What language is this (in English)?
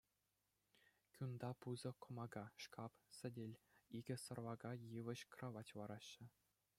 Chuvash